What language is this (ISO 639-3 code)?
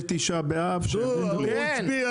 heb